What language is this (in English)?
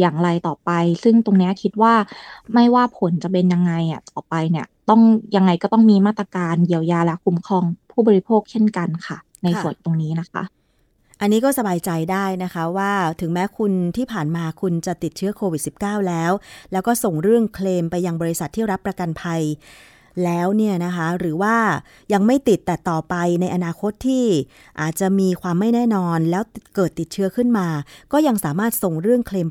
Thai